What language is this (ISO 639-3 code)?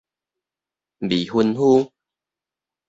nan